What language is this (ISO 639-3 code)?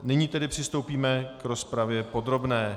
ces